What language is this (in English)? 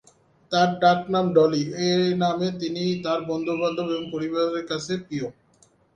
Bangla